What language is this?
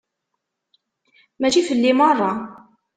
Kabyle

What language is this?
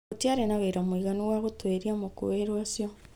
Kikuyu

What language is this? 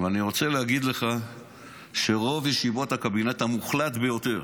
Hebrew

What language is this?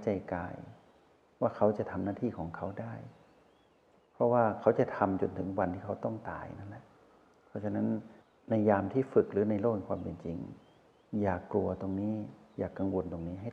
Thai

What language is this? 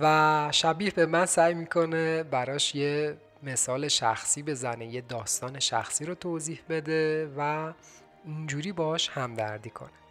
Persian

